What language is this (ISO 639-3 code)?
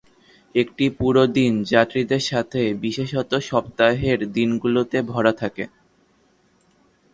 ben